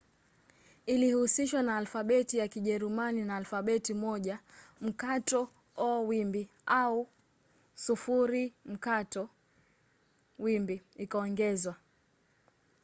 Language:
Swahili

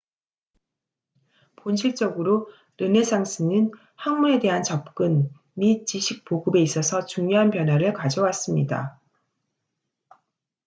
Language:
Korean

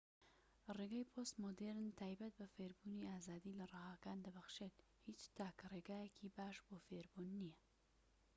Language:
Central Kurdish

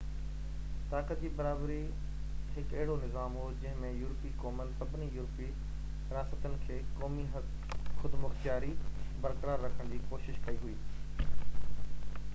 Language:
Sindhi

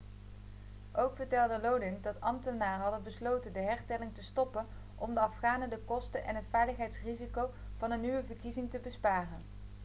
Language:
Dutch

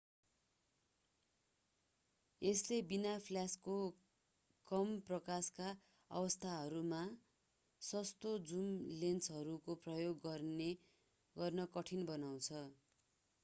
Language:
Nepali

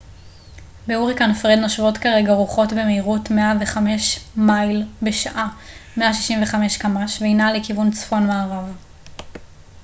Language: Hebrew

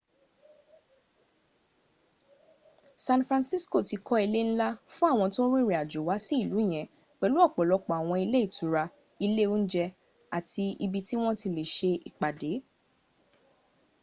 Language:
Yoruba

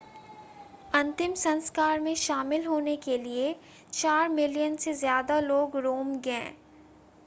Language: Hindi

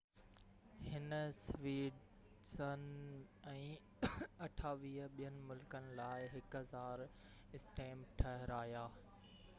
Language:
Sindhi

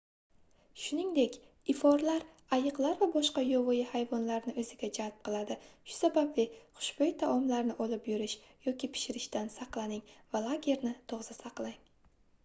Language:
Uzbek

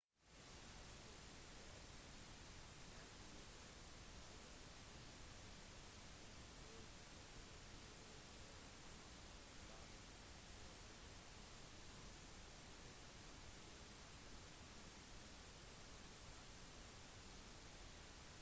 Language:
Norwegian Bokmål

